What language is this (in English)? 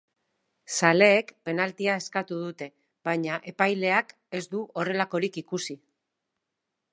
Basque